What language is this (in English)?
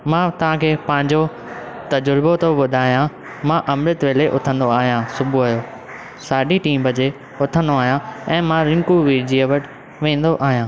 Sindhi